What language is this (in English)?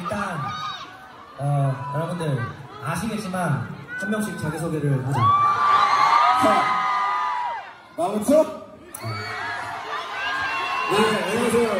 Korean